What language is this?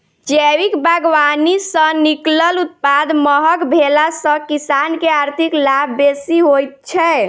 Maithili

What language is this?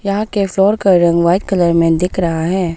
Hindi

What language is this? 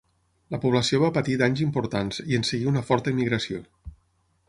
Catalan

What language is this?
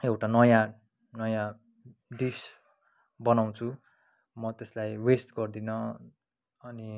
Nepali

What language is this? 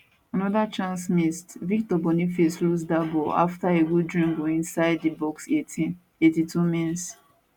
Nigerian Pidgin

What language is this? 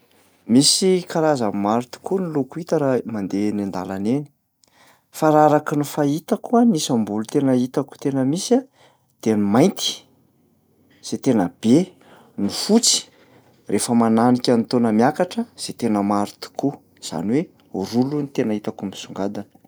Malagasy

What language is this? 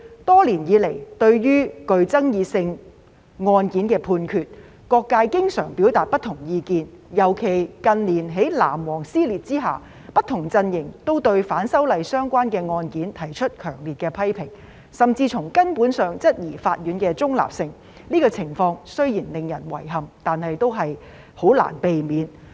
Cantonese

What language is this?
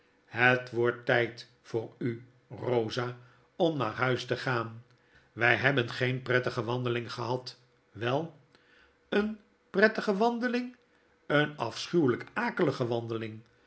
Dutch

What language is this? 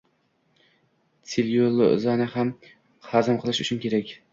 Uzbek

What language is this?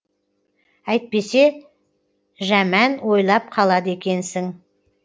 Kazakh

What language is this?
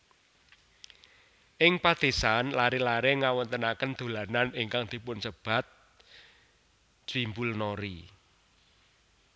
Javanese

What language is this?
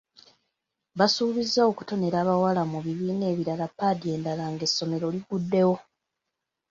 Ganda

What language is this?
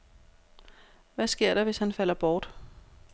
Danish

